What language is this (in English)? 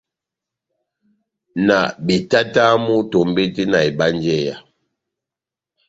Batanga